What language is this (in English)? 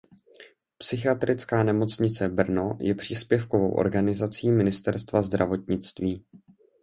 Czech